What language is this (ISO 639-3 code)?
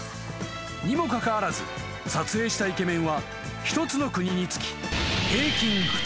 jpn